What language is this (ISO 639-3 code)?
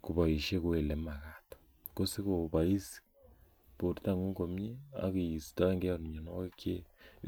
kln